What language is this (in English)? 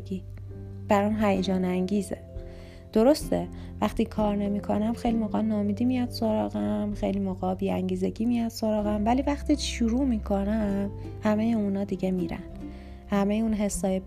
Persian